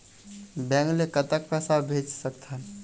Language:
Chhattisgarhi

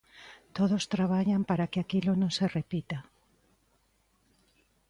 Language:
Galician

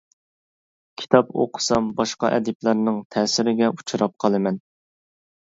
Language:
Uyghur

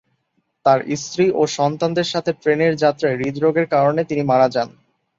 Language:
Bangla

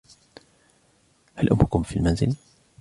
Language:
Arabic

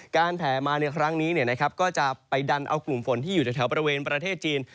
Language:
Thai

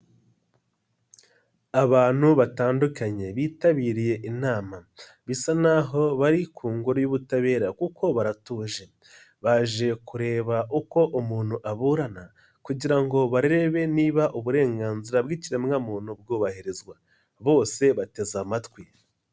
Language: Kinyarwanda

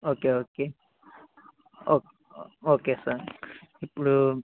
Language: Telugu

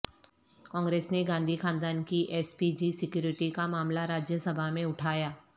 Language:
Urdu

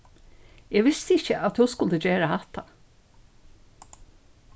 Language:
Faroese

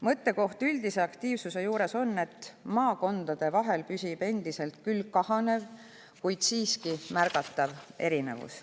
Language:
Estonian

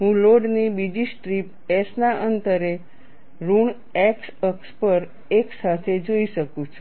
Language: Gujarati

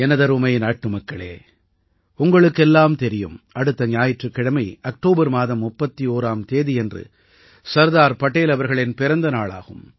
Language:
Tamil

